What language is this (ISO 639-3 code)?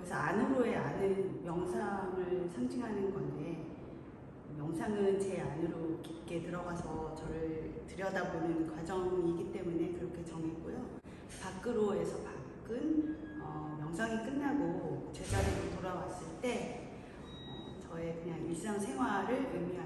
kor